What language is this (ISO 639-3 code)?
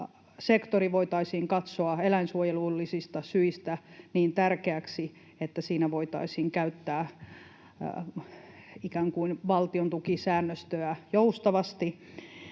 fin